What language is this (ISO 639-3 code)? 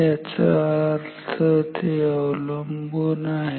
mar